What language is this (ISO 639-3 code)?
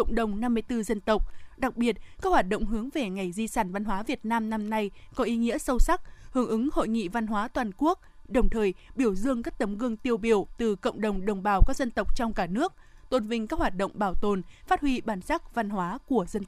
vie